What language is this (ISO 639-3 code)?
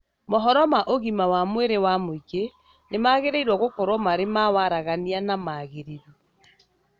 kik